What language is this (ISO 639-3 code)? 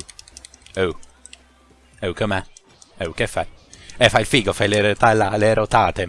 ita